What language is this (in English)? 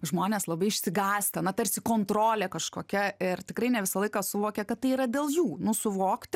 Lithuanian